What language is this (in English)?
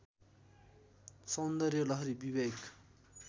Nepali